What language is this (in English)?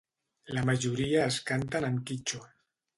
Catalan